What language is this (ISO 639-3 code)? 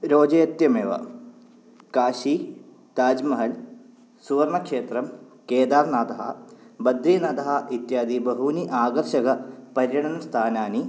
san